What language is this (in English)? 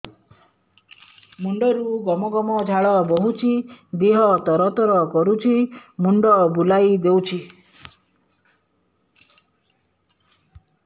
Odia